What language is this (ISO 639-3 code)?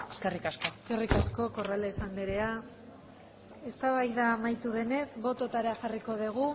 eus